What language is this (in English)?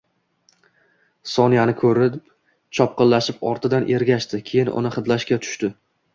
Uzbek